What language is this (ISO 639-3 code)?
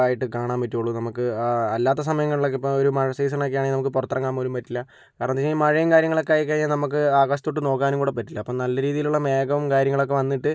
mal